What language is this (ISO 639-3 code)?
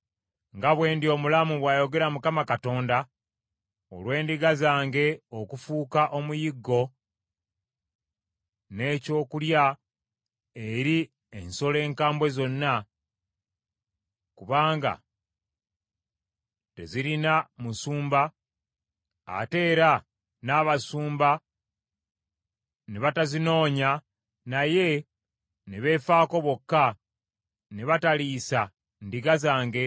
lug